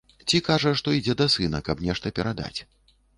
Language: Belarusian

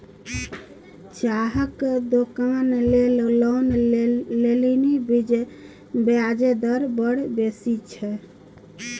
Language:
Maithili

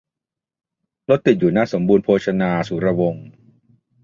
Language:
Thai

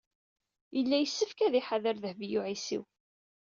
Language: Kabyle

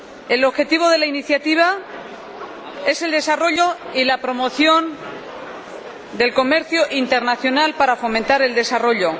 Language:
Spanish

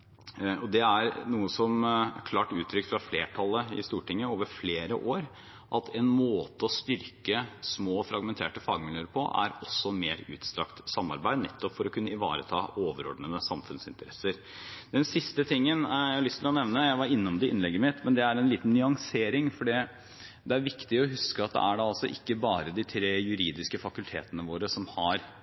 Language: Norwegian Bokmål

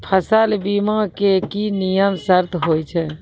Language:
Maithili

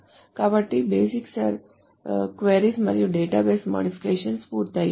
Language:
Telugu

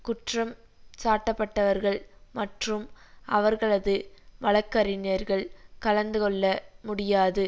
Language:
Tamil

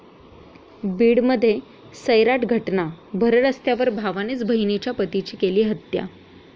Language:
Marathi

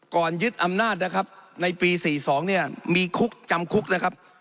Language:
Thai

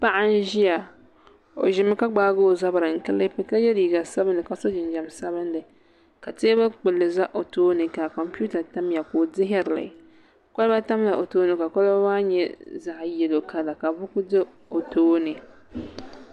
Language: Dagbani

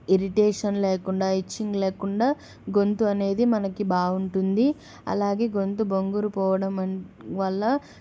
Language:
Telugu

